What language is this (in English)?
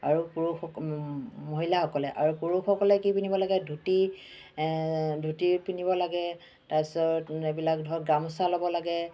Assamese